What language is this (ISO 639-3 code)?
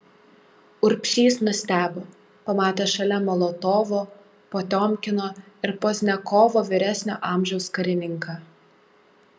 lit